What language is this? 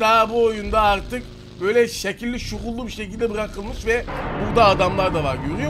Turkish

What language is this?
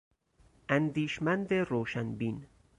Persian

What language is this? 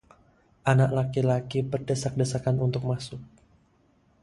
Indonesian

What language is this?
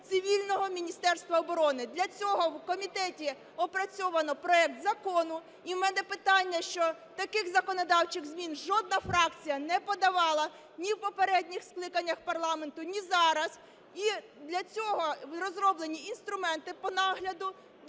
Ukrainian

